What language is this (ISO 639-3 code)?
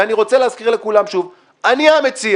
heb